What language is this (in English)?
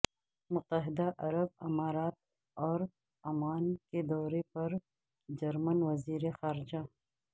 Urdu